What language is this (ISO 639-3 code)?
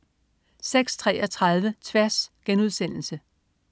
dan